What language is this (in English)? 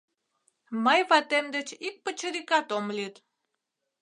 Mari